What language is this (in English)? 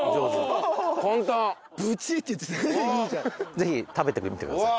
Japanese